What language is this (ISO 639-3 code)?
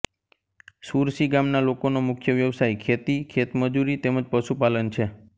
guj